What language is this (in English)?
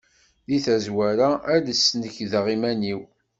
Kabyle